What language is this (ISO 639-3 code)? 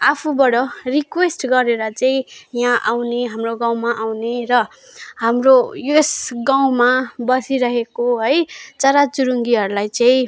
nep